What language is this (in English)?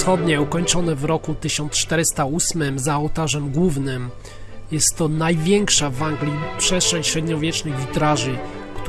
Polish